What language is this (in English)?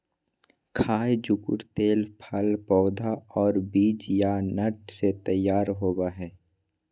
Magahi